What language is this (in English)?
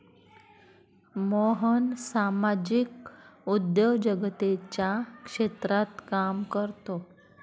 Marathi